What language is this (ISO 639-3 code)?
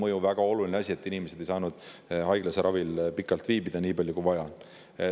est